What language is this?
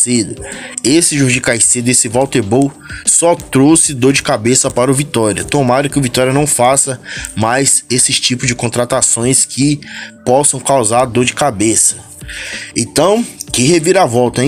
Portuguese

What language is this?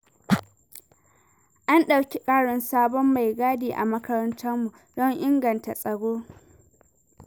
Hausa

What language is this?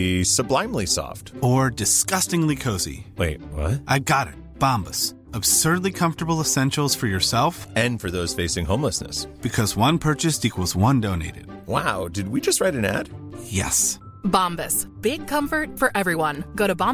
Hindi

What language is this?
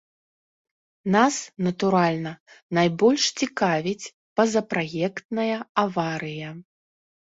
Belarusian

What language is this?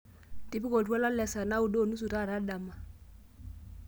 Masai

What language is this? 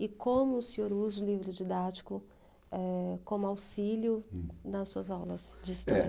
Portuguese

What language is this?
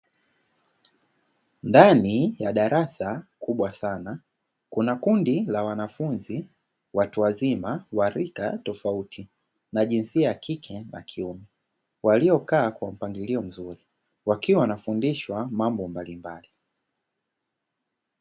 Swahili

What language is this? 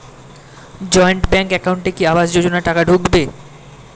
Bangla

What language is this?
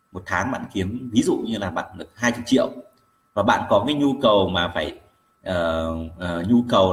Vietnamese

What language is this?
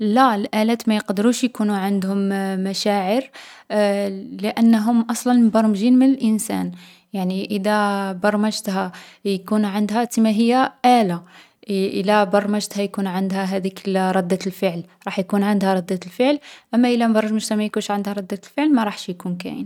Algerian Arabic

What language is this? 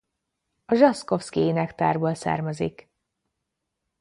Hungarian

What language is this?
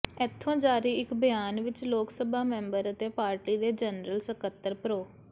Punjabi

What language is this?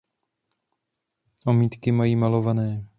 Czech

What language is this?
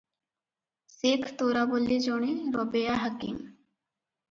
Odia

